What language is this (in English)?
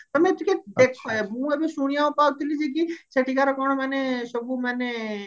Odia